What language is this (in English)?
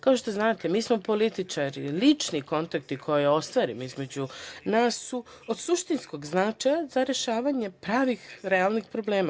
Serbian